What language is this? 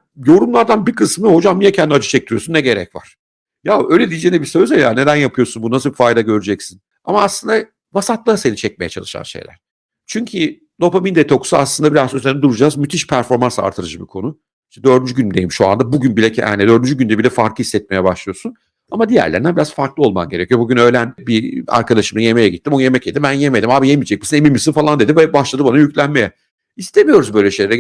Turkish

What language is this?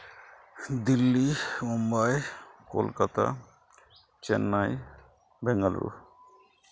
Santali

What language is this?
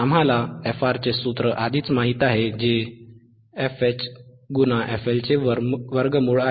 Marathi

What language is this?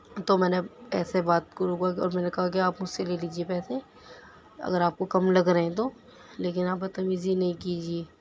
Urdu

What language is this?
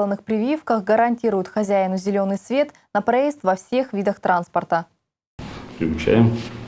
Russian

